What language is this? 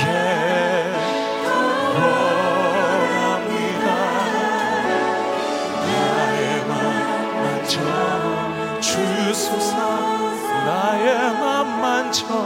Korean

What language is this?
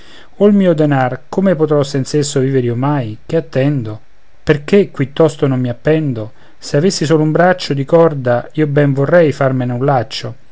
Italian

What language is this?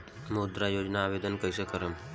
Bhojpuri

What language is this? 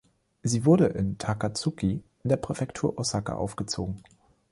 German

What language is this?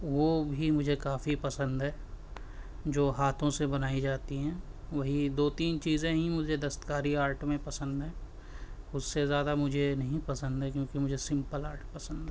Urdu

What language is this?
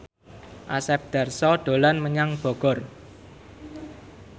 Javanese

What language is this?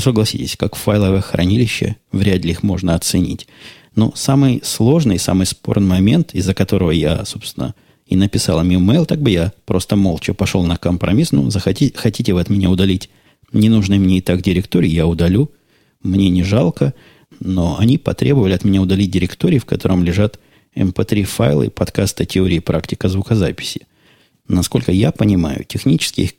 Russian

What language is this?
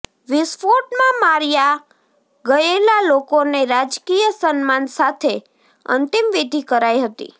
Gujarati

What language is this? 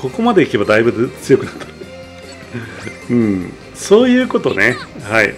Japanese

